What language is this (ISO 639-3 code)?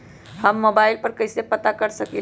mag